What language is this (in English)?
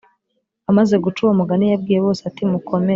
Kinyarwanda